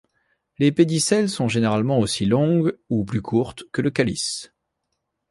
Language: French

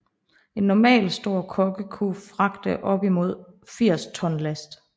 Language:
Danish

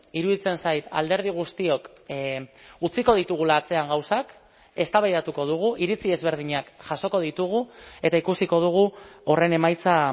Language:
Basque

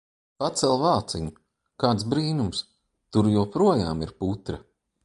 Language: Latvian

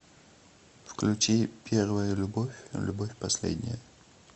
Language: Russian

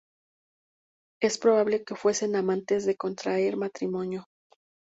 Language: Spanish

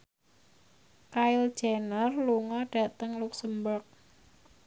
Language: Javanese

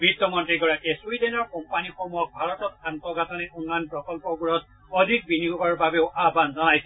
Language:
Assamese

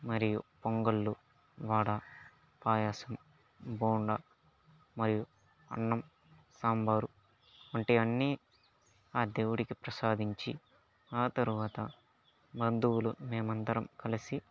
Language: Telugu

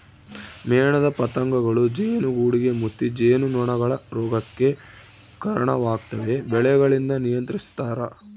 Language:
Kannada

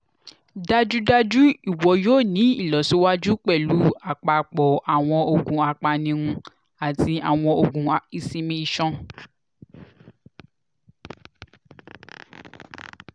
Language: Yoruba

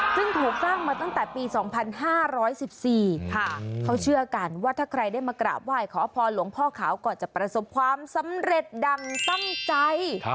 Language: Thai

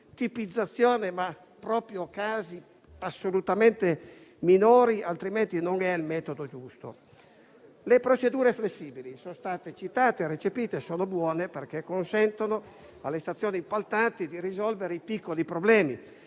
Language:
Italian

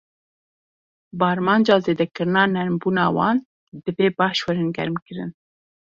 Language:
Kurdish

